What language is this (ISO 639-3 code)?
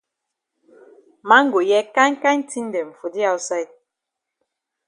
wes